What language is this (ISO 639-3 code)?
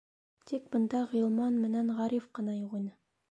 bak